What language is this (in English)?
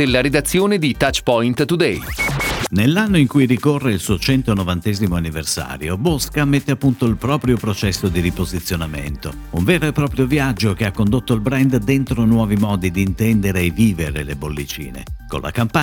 Italian